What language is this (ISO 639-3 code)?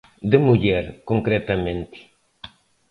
glg